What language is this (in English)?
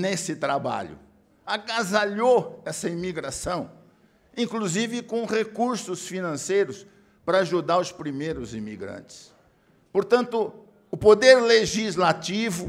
Portuguese